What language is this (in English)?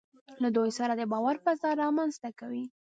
Pashto